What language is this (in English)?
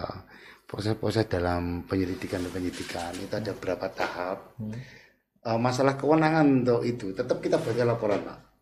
Indonesian